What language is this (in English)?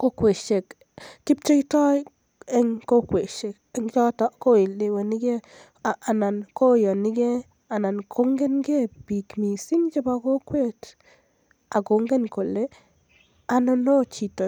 Kalenjin